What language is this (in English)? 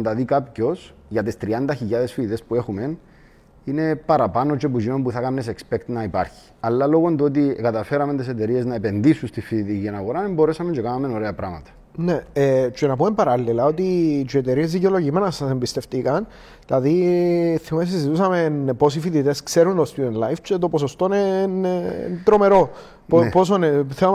Greek